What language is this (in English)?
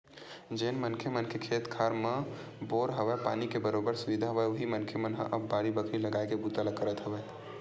Chhattisgarhi